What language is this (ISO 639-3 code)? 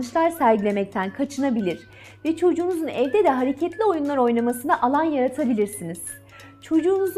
tur